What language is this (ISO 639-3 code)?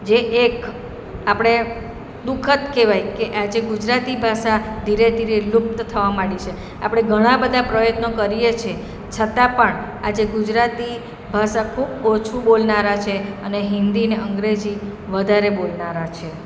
guj